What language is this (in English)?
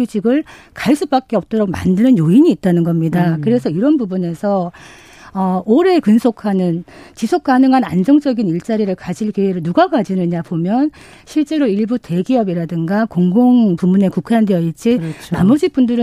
Korean